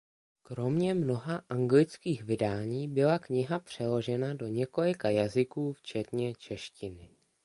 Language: Czech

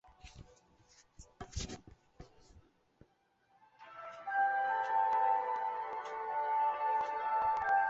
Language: Chinese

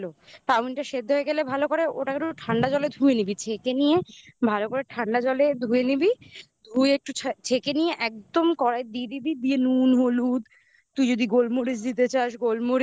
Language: Bangla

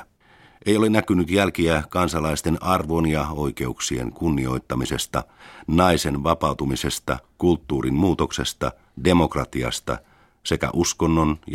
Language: Finnish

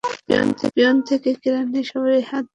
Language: Bangla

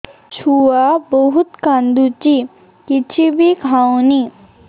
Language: Odia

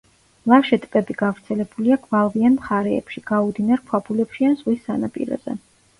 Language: Georgian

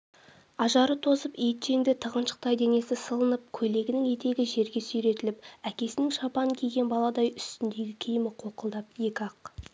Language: Kazakh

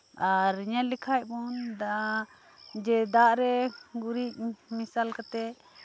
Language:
Santali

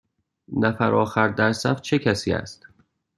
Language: Persian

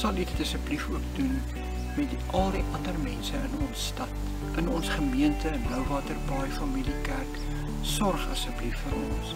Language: Dutch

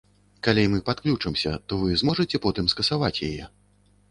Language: Belarusian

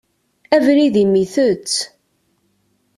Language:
Kabyle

